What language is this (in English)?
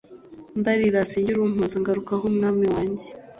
Kinyarwanda